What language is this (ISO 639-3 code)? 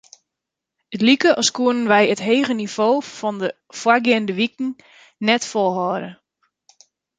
fry